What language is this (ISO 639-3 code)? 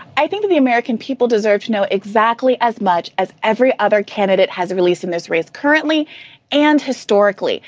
eng